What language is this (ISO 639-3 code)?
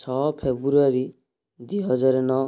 ori